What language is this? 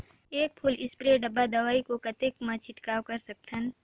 Chhattisgarhi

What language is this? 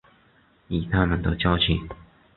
Chinese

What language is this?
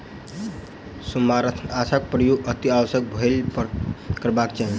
Maithili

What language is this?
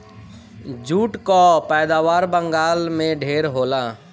Bhojpuri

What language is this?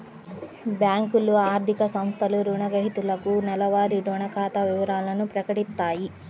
Telugu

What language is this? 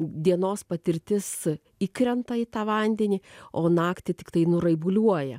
Lithuanian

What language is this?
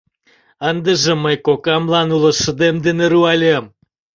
Mari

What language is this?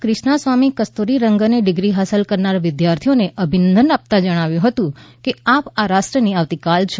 Gujarati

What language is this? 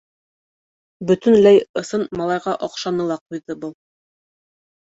Bashkir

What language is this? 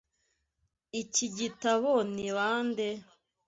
Kinyarwanda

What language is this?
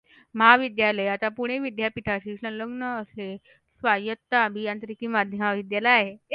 Marathi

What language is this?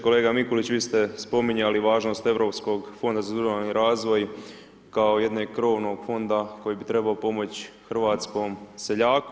Croatian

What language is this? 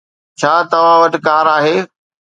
Sindhi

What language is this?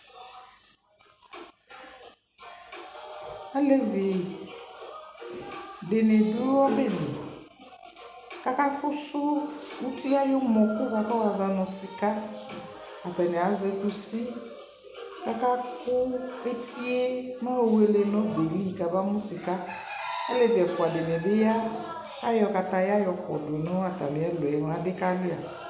Ikposo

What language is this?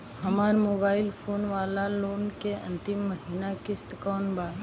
Bhojpuri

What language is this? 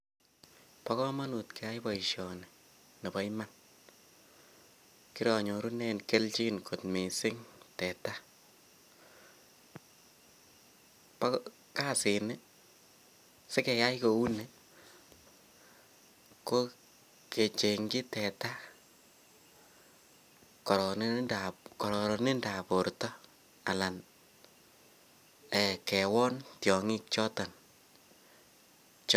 Kalenjin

